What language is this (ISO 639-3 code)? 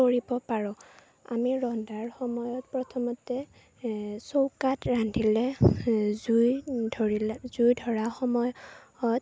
asm